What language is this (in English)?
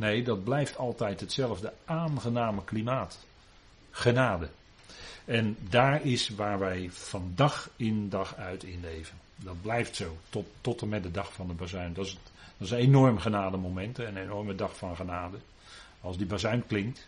Dutch